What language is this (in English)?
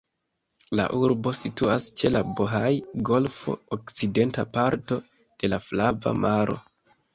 Esperanto